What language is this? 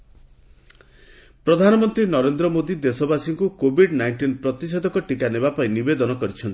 Odia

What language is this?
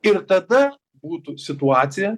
Lithuanian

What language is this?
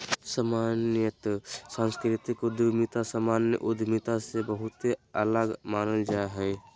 Magahi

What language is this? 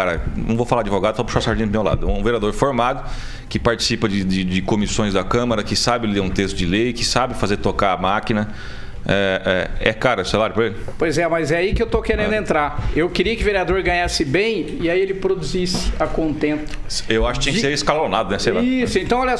Portuguese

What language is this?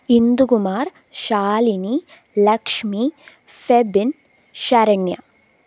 Malayalam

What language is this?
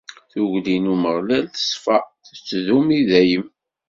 Kabyle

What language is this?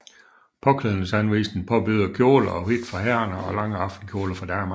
Danish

